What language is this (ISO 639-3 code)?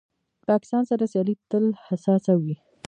pus